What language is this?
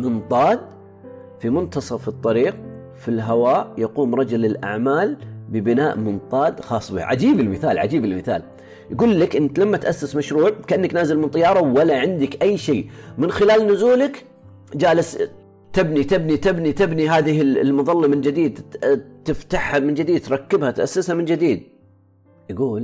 Arabic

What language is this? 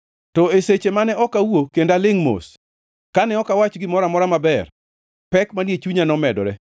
Luo (Kenya and Tanzania)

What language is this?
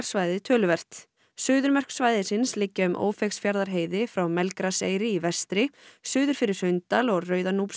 Icelandic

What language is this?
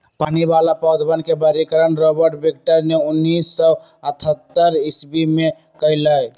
Magahi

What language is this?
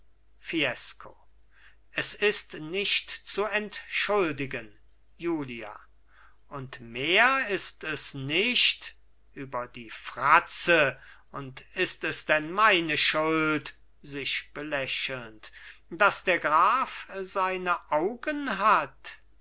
German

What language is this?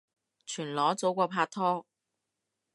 Cantonese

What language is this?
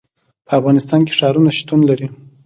Pashto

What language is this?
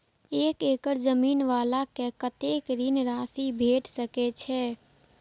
Maithili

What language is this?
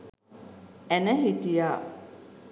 Sinhala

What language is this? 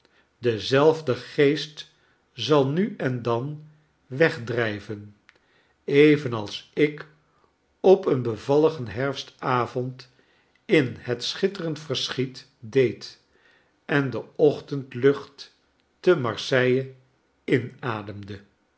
Dutch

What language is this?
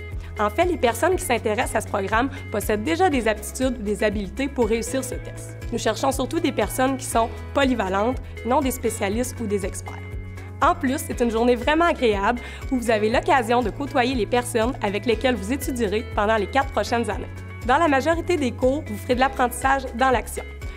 French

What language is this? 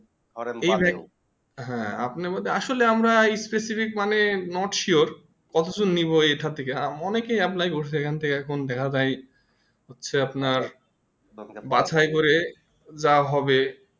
Bangla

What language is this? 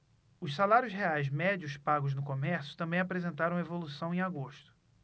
Portuguese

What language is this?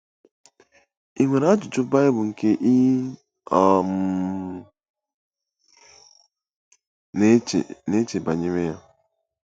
Igbo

